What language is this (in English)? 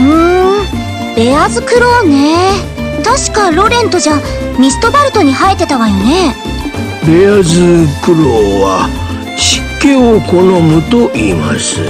Japanese